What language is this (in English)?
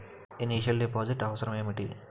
Telugu